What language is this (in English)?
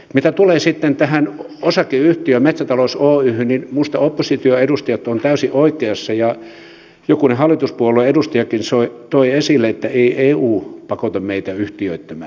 Finnish